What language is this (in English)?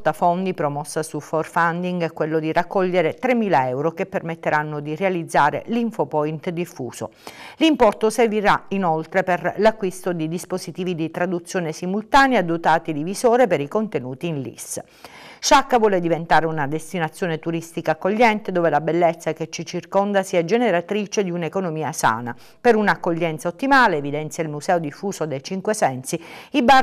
Italian